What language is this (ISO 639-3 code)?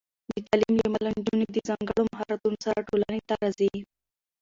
pus